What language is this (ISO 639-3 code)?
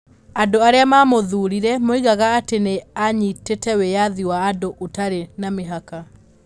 kik